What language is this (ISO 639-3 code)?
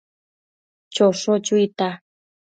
mcf